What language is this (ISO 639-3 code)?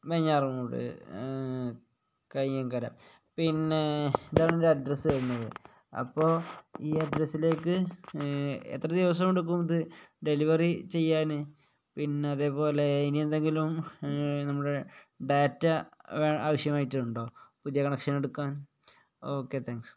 mal